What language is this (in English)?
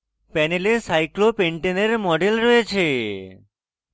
Bangla